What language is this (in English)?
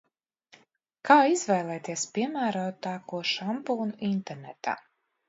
Latvian